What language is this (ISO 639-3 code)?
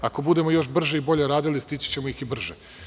srp